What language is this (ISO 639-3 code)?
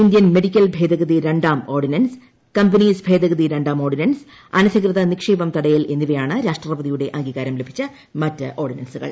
mal